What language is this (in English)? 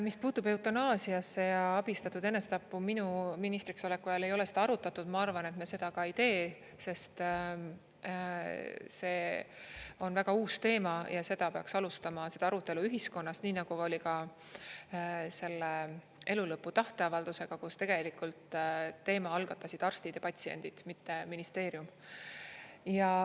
Estonian